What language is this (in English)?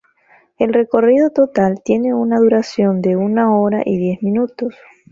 Spanish